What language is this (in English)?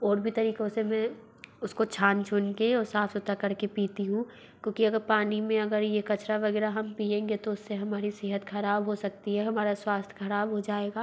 Hindi